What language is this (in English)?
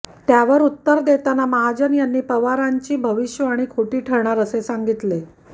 Marathi